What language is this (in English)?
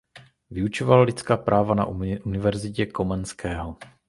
Czech